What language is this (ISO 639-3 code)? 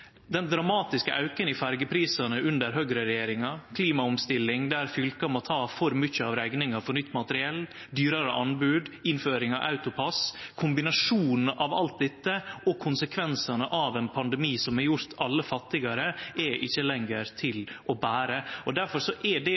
nno